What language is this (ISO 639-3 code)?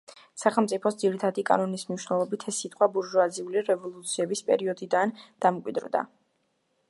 kat